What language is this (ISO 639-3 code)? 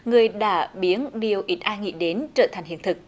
vie